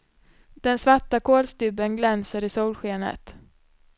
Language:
Swedish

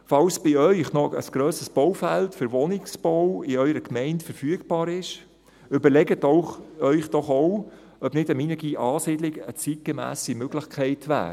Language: Swiss German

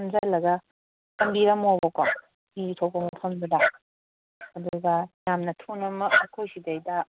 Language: Manipuri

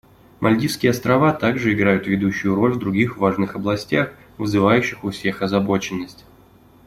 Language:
Russian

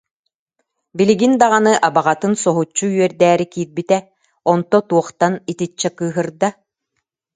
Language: Yakut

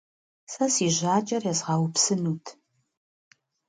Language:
Kabardian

